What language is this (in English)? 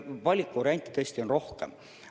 Estonian